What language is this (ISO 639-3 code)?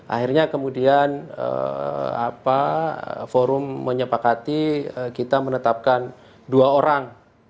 ind